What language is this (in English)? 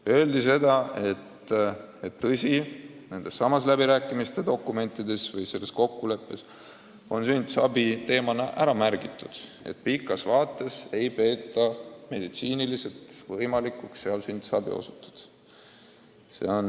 Estonian